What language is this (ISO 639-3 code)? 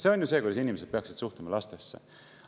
est